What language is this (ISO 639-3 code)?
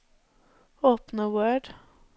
nor